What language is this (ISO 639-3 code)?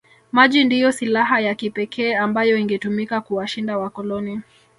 swa